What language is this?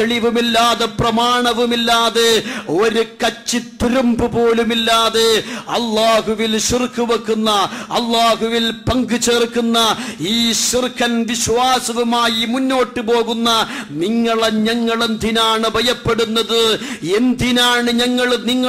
French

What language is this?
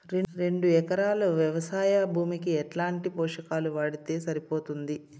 Telugu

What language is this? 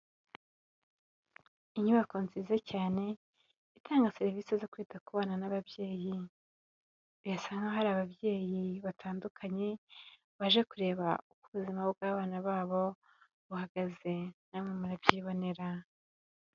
Kinyarwanda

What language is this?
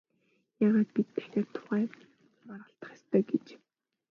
Mongolian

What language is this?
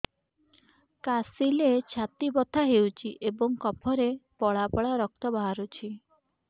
Odia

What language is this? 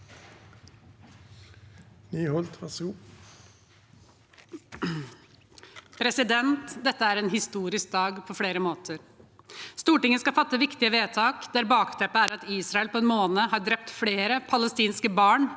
Norwegian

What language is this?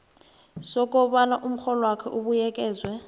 South Ndebele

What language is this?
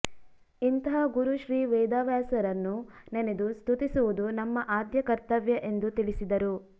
Kannada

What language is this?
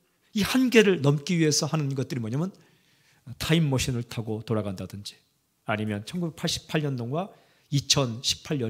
Korean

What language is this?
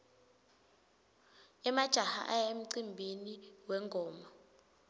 Swati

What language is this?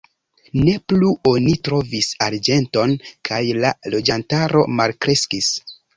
Esperanto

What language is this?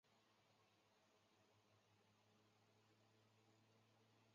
Chinese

